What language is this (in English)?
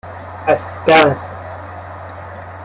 Persian